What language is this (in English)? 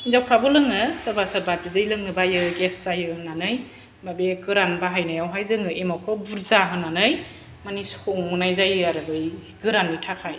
Bodo